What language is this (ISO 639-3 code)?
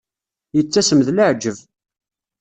kab